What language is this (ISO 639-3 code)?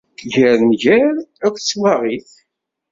kab